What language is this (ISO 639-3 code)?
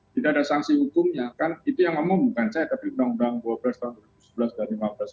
ind